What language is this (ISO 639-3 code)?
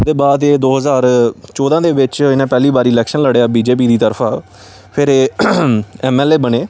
doi